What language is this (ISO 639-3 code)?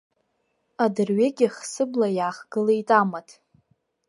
abk